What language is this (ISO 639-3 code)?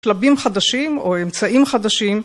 heb